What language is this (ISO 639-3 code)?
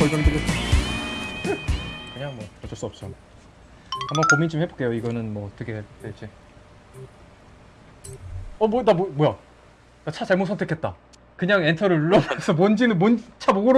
kor